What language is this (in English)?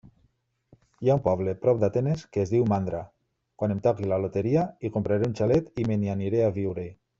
Catalan